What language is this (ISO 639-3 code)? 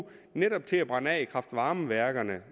dan